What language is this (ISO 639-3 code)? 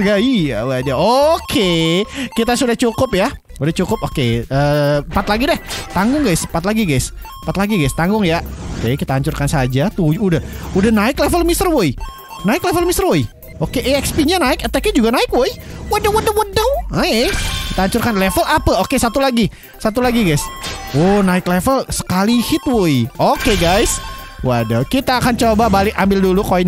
ind